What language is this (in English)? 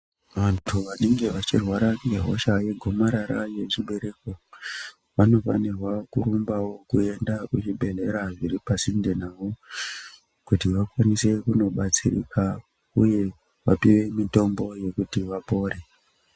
Ndau